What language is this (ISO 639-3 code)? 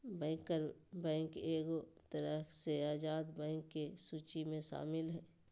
mag